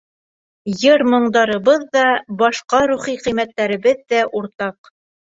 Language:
Bashkir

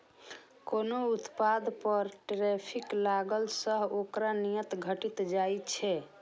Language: Maithili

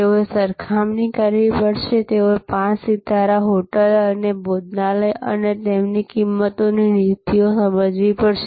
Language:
Gujarati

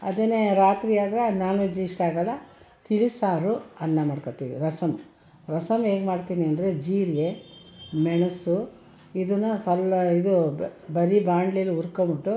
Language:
Kannada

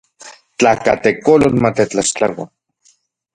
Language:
Central Puebla Nahuatl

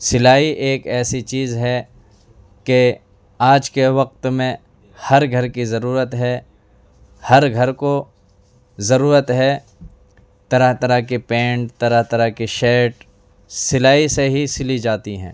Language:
Urdu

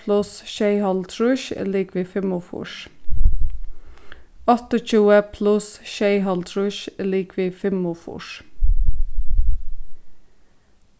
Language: Faroese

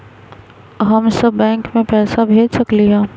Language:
Magahi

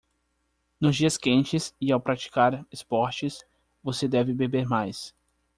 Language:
Portuguese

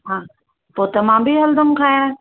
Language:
Sindhi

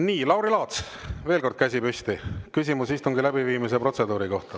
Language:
Estonian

